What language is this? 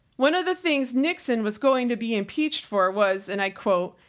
English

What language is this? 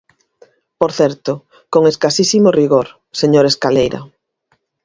Galician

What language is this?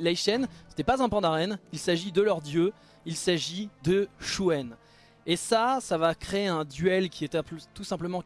French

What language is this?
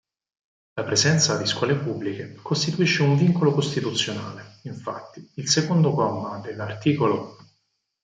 Italian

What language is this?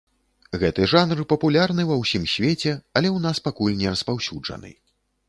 Belarusian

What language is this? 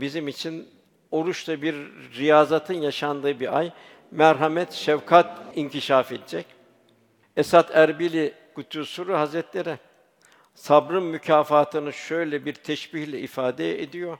Turkish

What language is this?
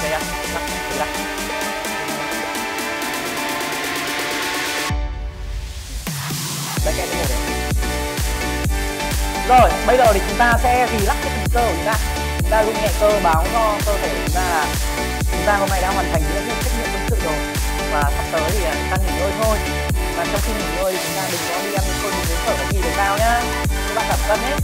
Vietnamese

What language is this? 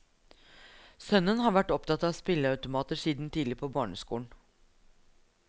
Norwegian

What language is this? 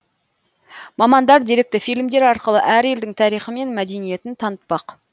Kazakh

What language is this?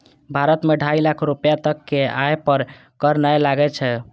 Maithili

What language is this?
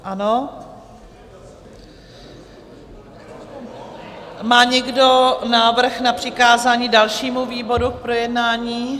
Czech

